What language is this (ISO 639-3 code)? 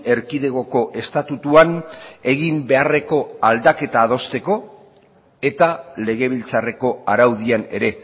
eus